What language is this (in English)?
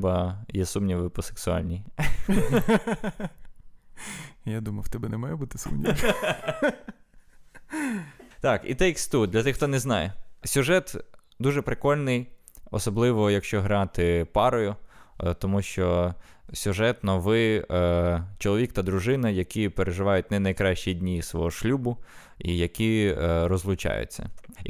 Ukrainian